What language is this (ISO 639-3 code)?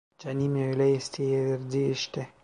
tur